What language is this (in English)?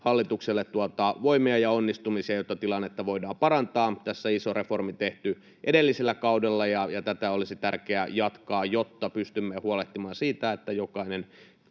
Finnish